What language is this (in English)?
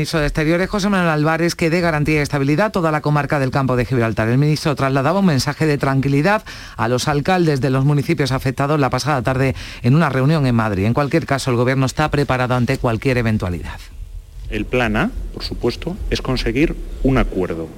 Spanish